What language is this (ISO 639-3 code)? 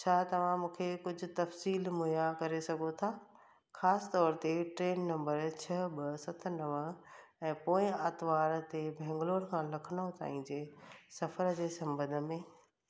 snd